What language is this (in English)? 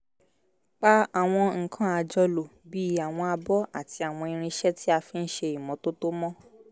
Yoruba